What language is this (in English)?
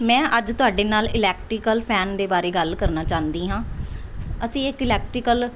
Punjabi